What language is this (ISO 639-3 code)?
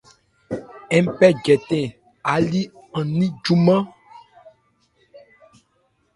ebr